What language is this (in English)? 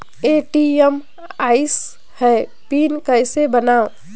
Chhattisgarhi